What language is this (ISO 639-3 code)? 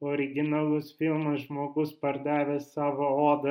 lit